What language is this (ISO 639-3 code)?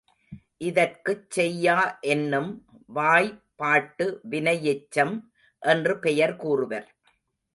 tam